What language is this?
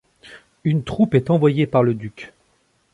French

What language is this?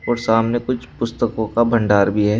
Hindi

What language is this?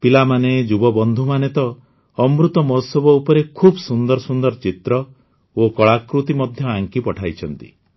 Odia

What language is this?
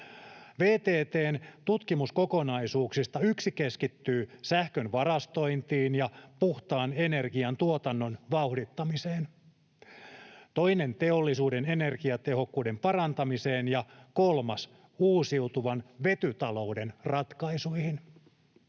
Finnish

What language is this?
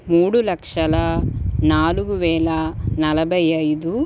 Telugu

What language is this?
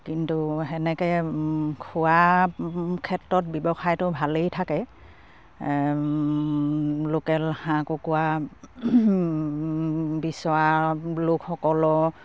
Assamese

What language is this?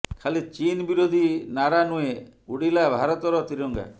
Odia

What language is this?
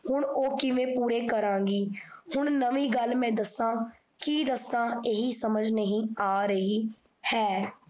Punjabi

